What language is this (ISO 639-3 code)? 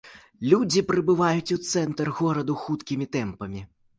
bel